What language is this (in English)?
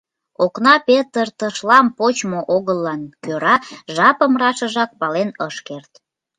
Mari